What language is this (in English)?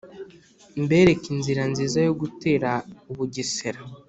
Kinyarwanda